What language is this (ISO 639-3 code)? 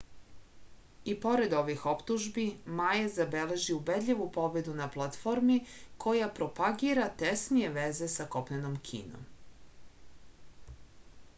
srp